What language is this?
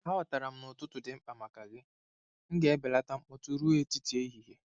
Igbo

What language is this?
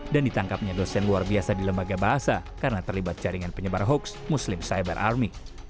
Indonesian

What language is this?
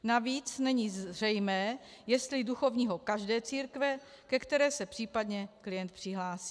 Czech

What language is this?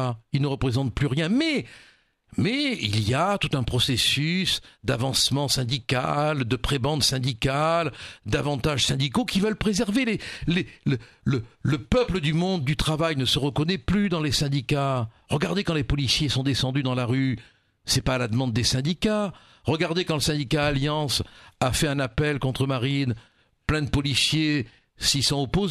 French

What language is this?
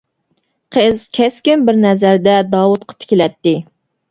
Uyghur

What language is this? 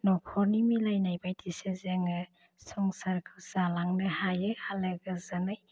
Bodo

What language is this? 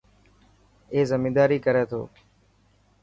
Dhatki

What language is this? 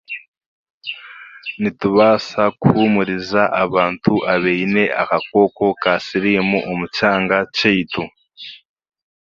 Chiga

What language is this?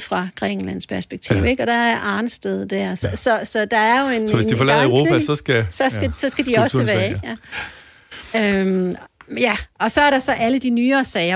Danish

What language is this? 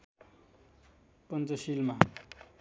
Nepali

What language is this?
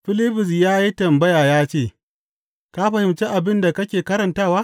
Hausa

